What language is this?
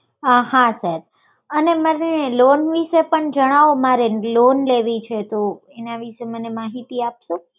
Gujarati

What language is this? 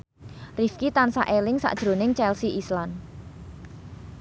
Javanese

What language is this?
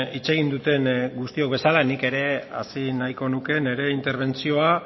Basque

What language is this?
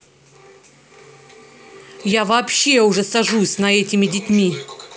Russian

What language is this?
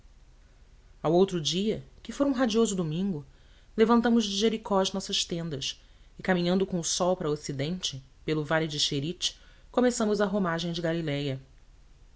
Portuguese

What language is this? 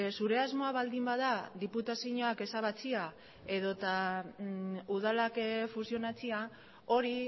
Basque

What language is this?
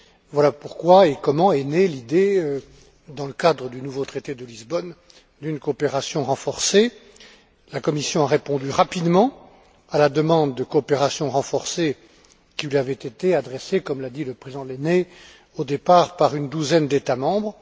French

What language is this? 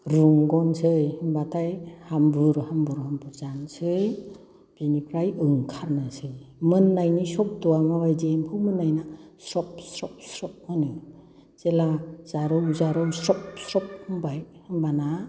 Bodo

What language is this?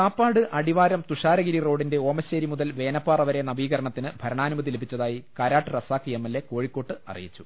Malayalam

